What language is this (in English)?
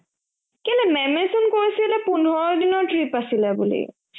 Assamese